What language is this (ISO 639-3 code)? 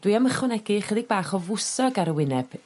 cym